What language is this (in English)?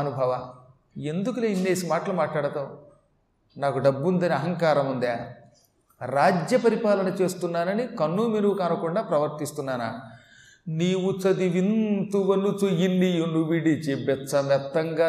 Telugu